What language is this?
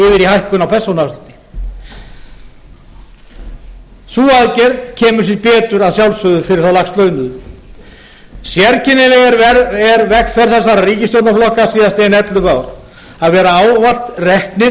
Icelandic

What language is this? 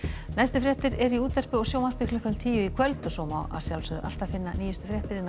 Icelandic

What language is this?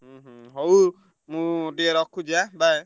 Odia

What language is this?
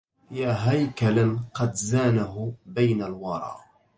Arabic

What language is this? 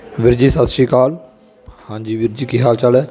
Punjabi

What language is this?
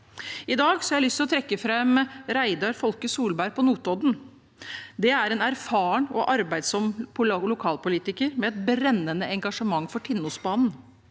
Norwegian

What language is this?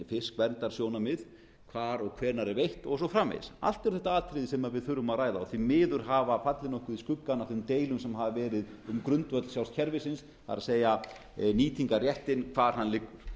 Icelandic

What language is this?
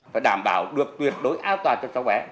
Vietnamese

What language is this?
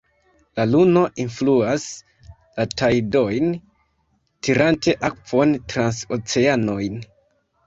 Esperanto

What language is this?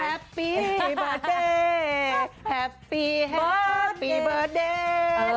Thai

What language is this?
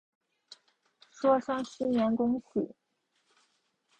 Chinese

